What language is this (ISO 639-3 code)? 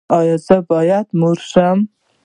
pus